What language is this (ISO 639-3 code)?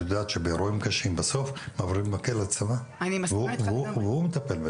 heb